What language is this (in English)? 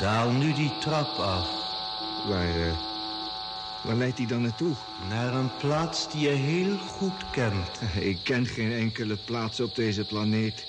Dutch